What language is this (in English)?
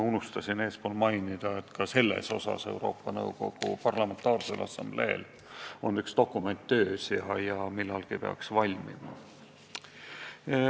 Estonian